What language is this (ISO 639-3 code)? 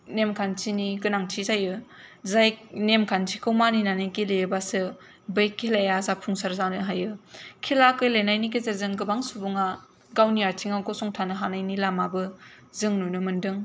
brx